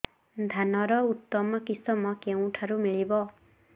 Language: Odia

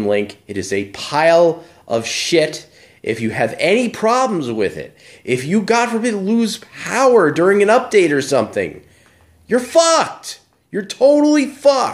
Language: English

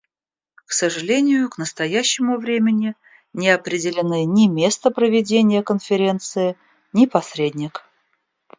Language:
Russian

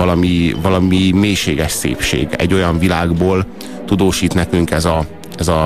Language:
Hungarian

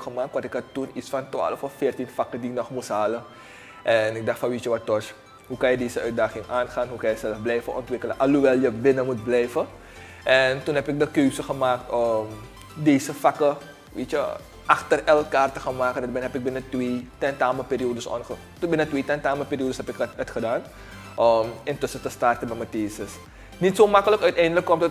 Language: Dutch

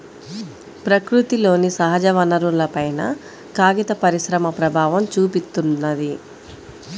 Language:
Telugu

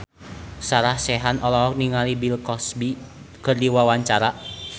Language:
Sundanese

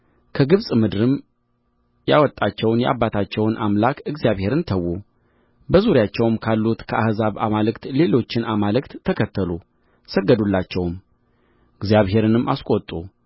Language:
Amharic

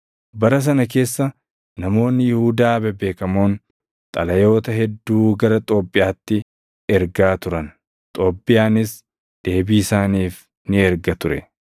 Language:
Oromo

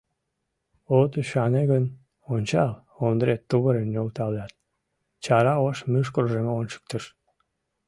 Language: Mari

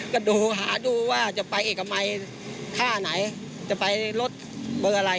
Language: Thai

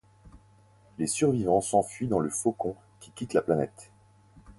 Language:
French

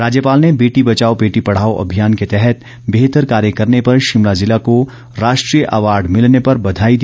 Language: Hindi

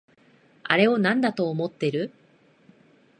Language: Japanese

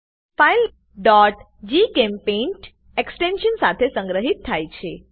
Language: Gujarati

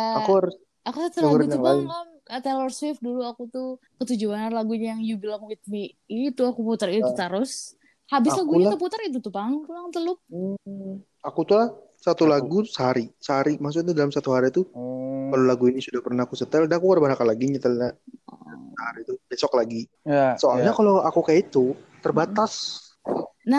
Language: Indonesian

